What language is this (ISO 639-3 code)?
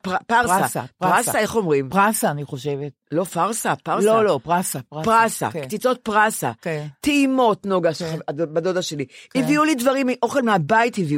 heb